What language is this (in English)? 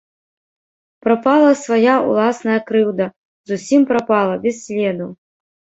Belarusian